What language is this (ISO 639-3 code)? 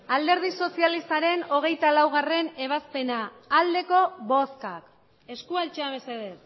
eus